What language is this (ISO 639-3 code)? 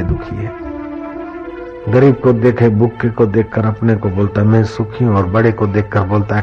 hin